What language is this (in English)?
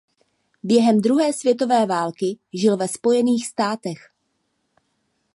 Czech